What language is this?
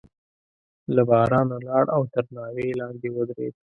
Pashto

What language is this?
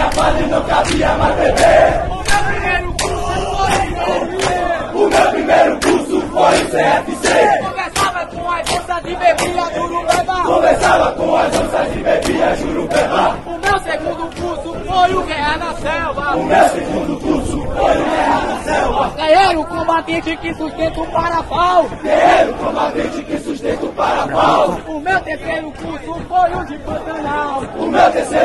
Portuguese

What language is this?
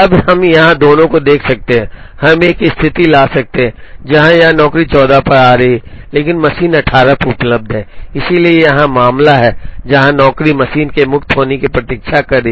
Hindi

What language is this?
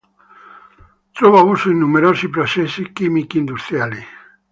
Italian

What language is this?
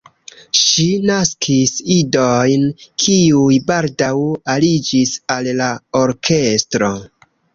Esperanto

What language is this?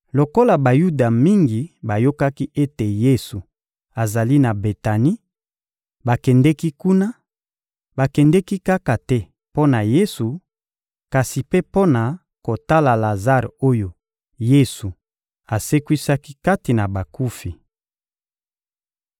Lingala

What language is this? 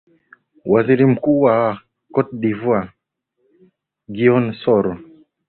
Swahili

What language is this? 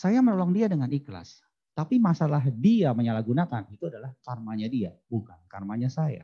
Indonesian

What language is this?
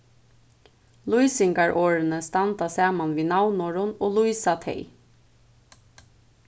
Faroese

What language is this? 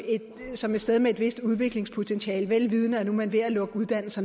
Danish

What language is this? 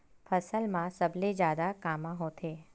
Chhattisgarhi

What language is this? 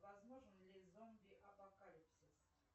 Russian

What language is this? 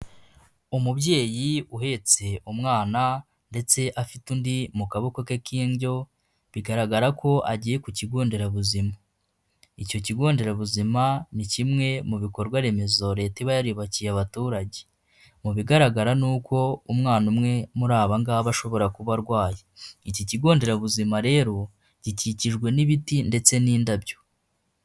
Kinyarwanda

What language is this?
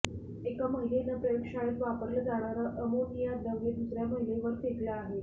Marathi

